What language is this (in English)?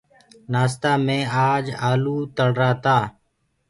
Gurgula